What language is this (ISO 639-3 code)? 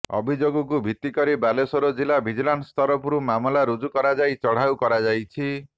ori